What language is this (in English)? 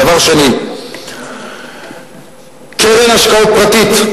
Hebrew